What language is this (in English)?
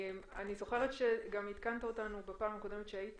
Hebrew